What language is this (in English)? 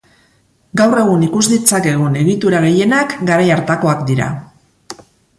Basque